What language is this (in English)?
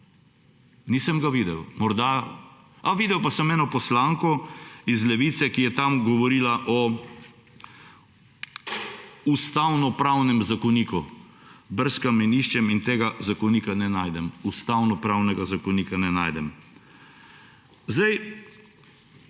Slovenian